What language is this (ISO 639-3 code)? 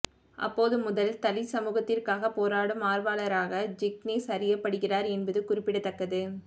tam